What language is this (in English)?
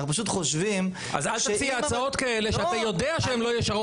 Hebrew